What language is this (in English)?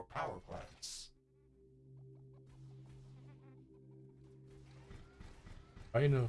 German